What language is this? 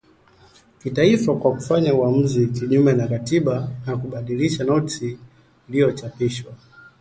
Swahili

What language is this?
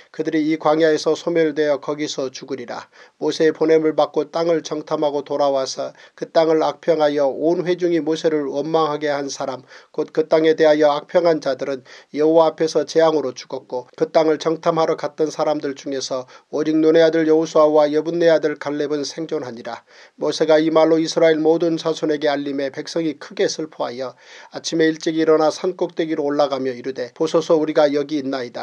Korean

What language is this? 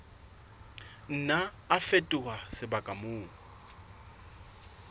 Southern Sotho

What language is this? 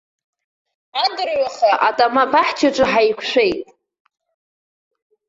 Abkhazian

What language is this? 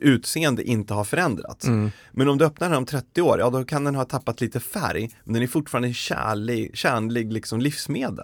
Swedish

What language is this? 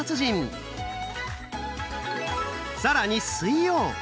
Japanese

